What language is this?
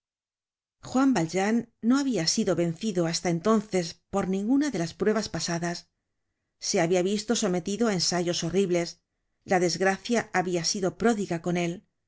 Spanish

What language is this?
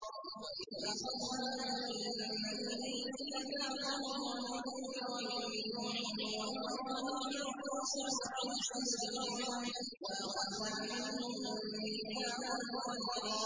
Arabic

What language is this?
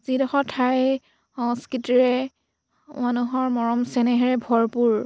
Assamese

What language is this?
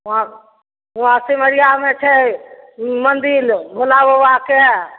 Maithili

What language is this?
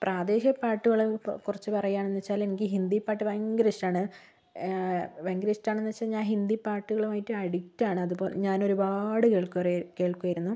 Malayalam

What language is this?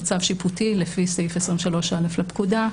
Hebrew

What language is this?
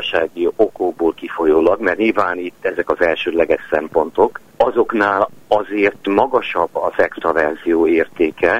Hungarian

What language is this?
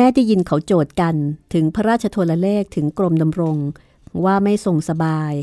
Thai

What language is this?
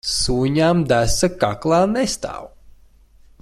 Latvian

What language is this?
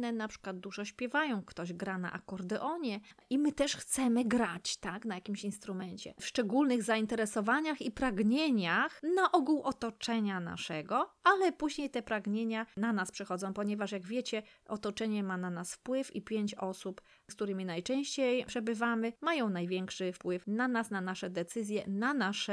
Polish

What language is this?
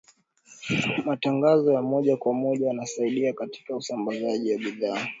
Swahili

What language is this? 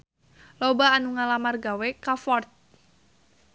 Sundanese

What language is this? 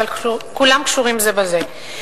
Hebrew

